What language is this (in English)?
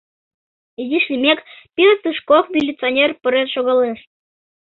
Mari